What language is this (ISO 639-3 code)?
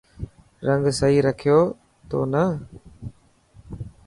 mki